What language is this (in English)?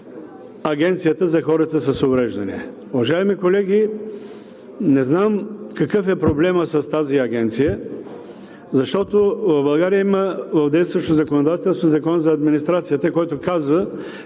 Bulgarian